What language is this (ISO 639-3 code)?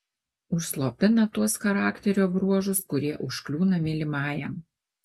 lit